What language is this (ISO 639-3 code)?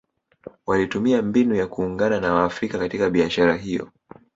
swa